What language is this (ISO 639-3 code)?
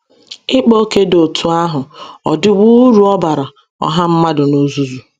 ibo